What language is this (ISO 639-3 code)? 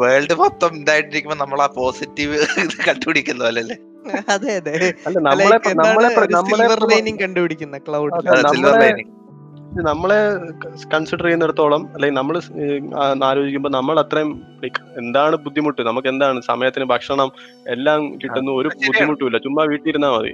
mal